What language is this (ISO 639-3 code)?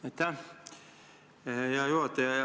est